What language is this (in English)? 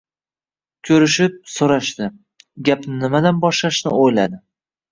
Uzbek